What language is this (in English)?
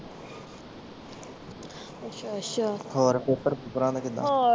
Punjabi